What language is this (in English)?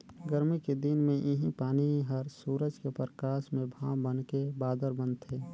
Chhattisgarhi